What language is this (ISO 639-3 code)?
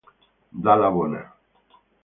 ita